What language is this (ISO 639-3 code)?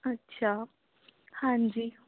pan